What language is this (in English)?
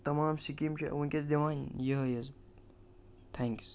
Kashmiri